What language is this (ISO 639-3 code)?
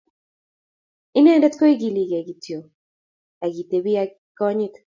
kln